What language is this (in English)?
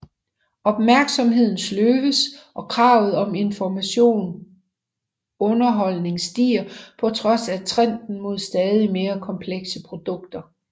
Danish